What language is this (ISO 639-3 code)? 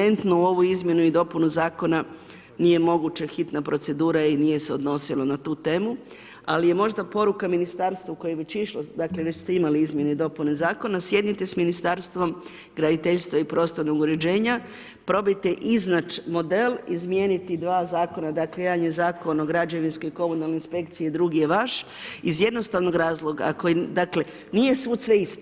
hrv